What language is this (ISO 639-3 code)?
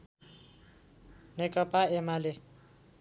nep